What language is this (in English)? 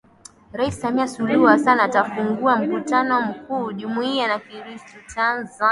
Swahili